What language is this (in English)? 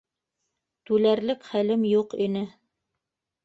Bashkir